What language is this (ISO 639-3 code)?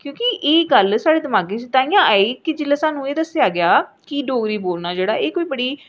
doi